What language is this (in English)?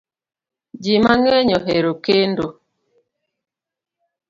Luo (Kenya and Tanzania)